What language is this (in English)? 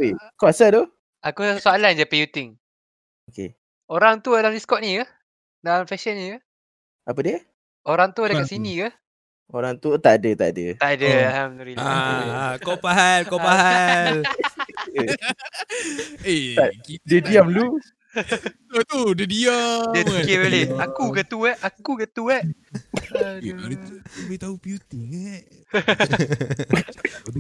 Malay